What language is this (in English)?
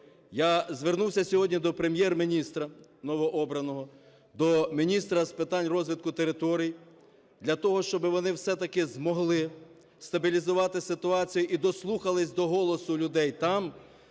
Ukrainian